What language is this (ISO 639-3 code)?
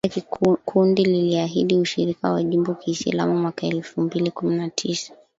swa